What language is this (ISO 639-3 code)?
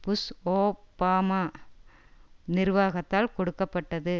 tam